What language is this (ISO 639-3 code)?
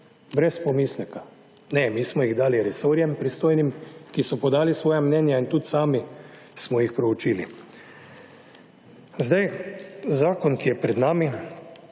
slv